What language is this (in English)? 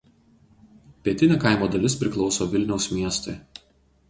Lithuanian